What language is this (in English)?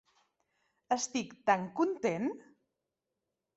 Catalan